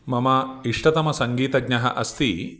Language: Sanskrit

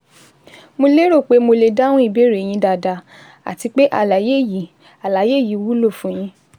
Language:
Yoruba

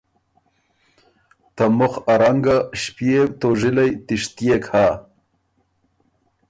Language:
Ormuri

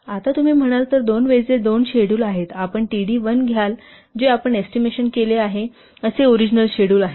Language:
Marathi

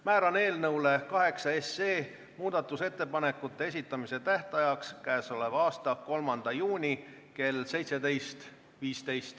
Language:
Estonian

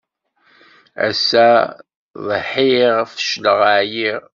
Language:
Kabyle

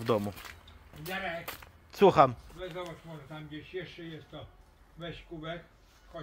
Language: Polish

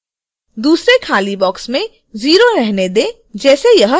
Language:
Hindi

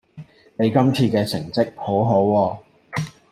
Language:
Cantonese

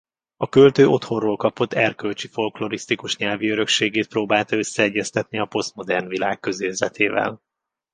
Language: Hungarian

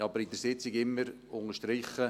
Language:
Swiss German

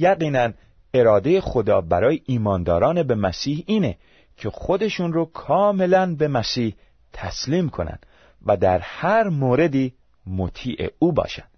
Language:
Persian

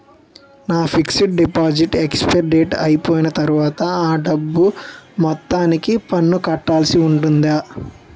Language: Telugu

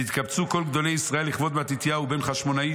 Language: Hebrew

